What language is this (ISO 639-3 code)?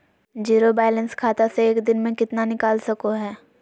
mag